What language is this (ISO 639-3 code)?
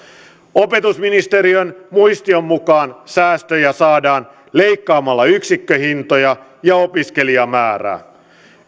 fin